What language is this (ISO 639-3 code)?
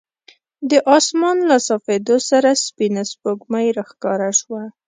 pus